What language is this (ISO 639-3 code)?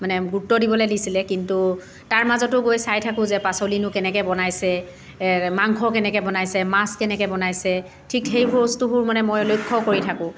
asm